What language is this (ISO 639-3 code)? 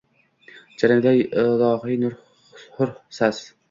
uzb